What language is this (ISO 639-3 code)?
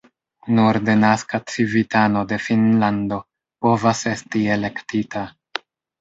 epo